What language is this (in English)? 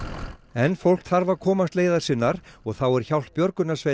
Icelandic